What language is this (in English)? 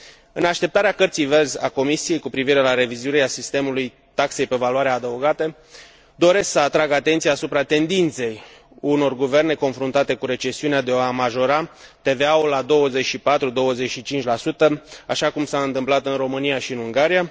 Romanian